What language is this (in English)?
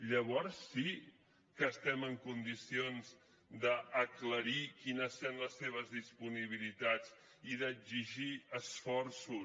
Catalan